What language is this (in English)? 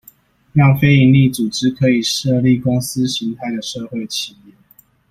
Chinese